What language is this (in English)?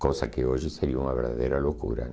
Portuguese